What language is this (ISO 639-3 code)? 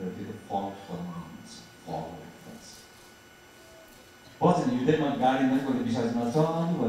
kor